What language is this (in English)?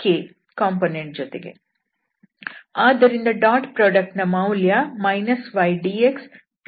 Kannada